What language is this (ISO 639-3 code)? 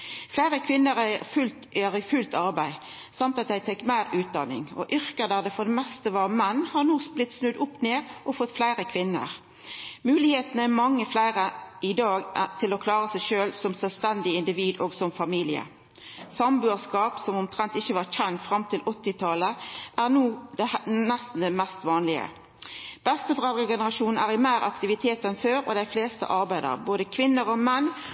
nno